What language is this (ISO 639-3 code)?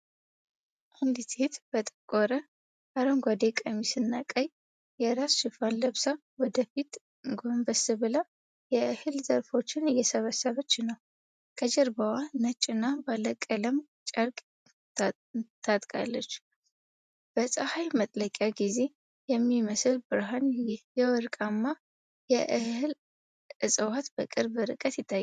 amh